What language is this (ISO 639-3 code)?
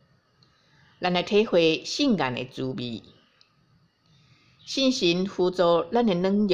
zho